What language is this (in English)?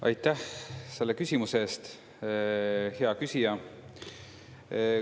Estonian